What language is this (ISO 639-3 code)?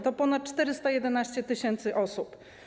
pol